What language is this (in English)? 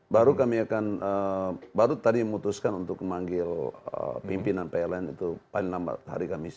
Indonesian